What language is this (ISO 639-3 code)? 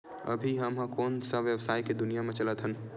hne